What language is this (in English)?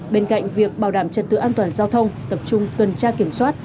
Vietnamese